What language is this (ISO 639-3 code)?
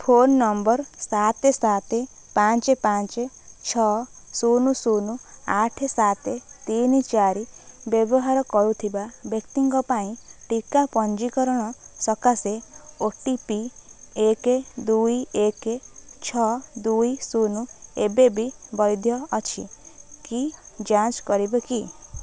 ori